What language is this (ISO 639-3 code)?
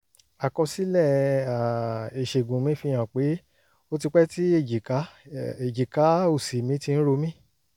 yor